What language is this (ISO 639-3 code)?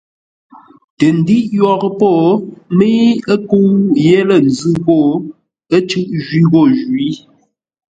nla